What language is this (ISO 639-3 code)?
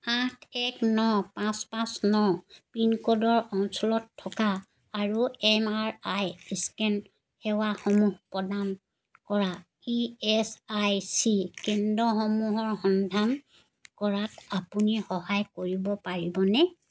asm